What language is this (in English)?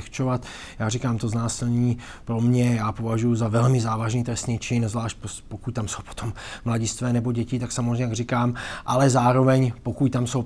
Czech